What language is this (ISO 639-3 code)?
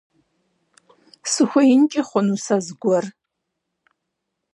kbd